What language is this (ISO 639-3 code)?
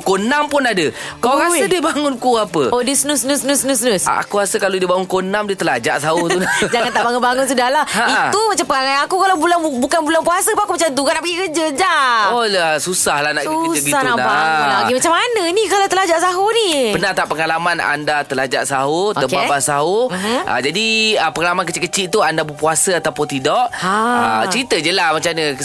msa